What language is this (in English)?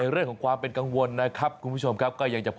Thai